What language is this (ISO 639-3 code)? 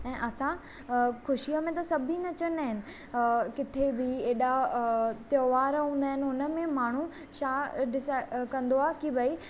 snd